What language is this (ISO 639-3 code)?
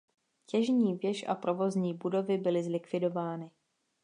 ces